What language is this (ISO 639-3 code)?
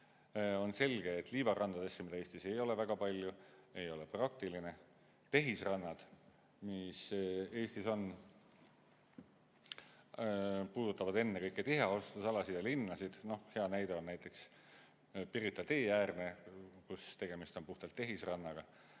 est